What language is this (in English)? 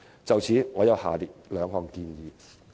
Cantonese